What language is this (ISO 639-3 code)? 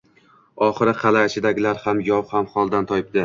uzb